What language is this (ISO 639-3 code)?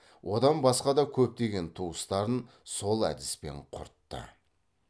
kaz